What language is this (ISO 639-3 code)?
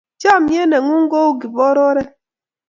kln